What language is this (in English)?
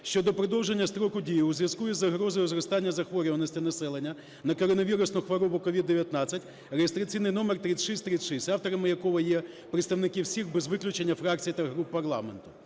Ukrainian